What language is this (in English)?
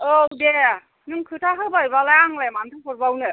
Bodo